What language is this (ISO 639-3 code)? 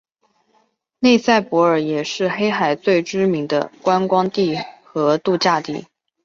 zho